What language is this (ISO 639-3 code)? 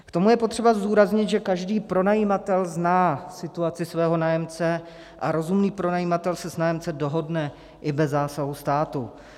ces